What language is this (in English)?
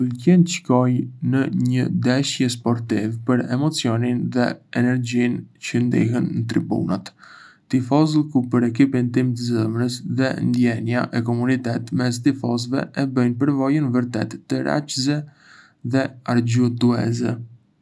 Arbëreshë Albanian